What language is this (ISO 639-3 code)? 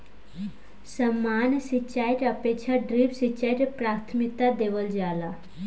bho